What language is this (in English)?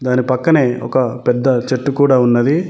Telugu